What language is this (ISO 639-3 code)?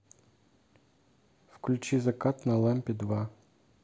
rus